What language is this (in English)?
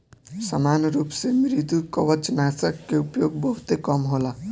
Bhojpuri